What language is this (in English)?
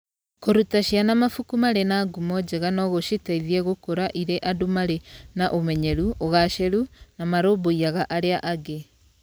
Kikuyu